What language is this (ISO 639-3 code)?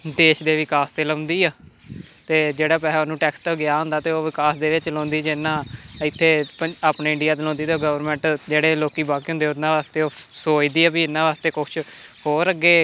pan